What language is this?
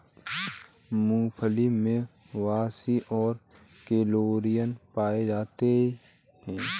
Hindi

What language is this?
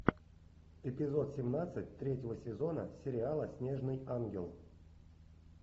Russian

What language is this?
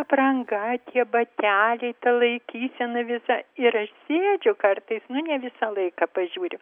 Lithuanian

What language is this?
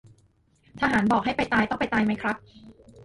Thai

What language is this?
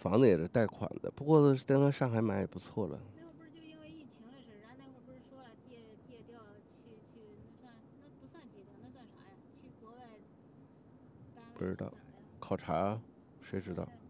Chinese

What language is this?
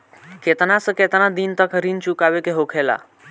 Bhojpuri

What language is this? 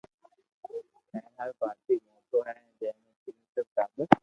Loarki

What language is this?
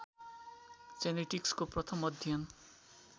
Nepali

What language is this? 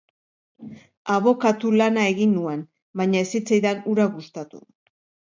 Basque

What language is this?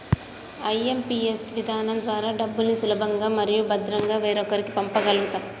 Telugu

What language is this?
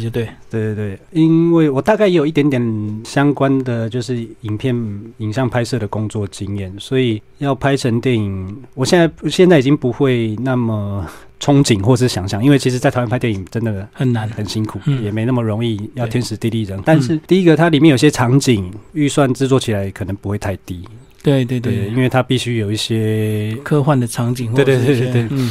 Chinese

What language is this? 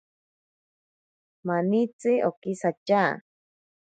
Ashéninka Perené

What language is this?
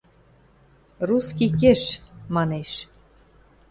Western Mari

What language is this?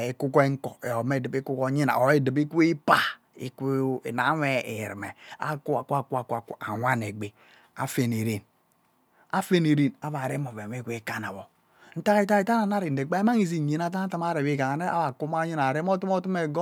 Ubaghara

